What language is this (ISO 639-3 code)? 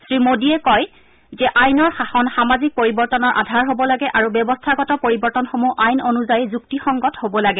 asm